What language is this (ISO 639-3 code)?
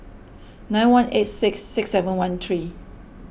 eng